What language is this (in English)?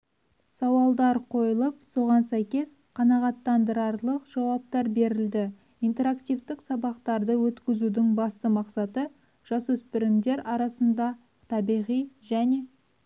Kazakh